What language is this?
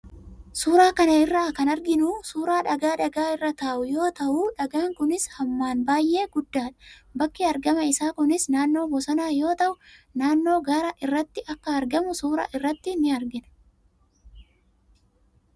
Oromo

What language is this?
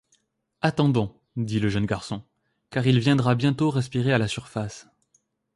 French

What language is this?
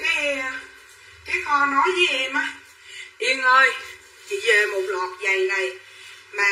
Vietnamese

